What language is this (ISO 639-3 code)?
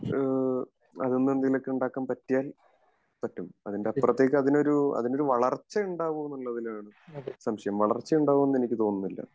mal